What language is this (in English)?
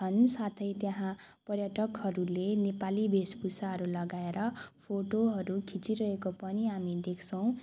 Nepali